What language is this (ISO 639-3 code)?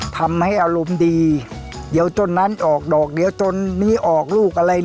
tha